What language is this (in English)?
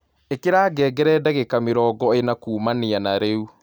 Kikuyu